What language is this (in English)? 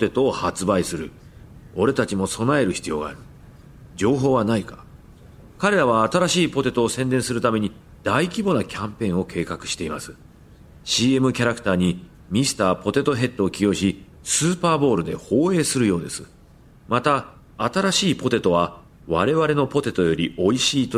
Japanese